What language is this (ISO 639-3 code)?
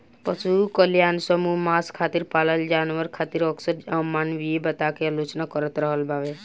bho